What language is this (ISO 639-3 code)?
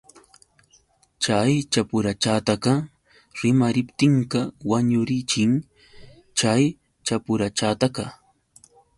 qux